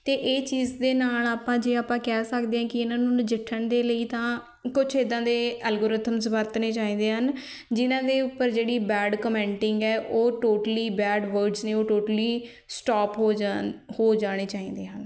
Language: Punjabi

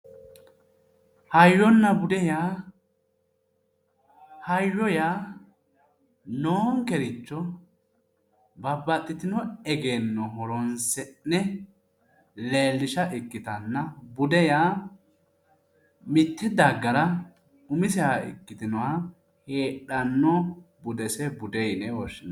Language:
Sidamo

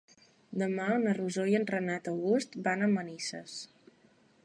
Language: Catalan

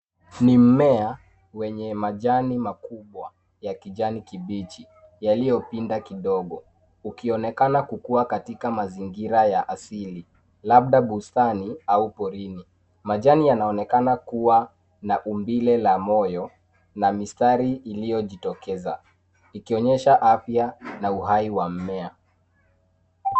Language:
Swahili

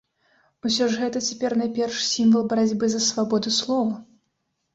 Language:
Belarusian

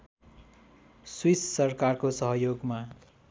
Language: Nepali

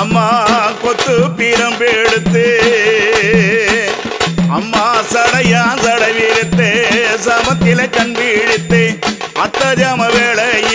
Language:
Arabic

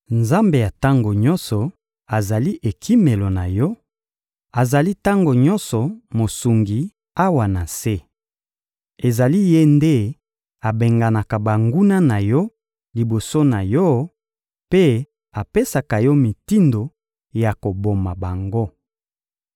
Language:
Lingala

